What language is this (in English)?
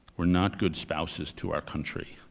English